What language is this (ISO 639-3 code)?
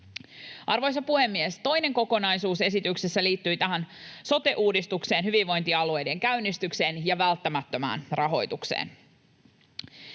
fin